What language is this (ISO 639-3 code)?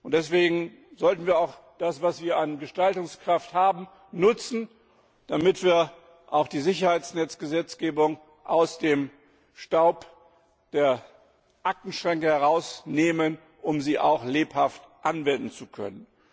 deu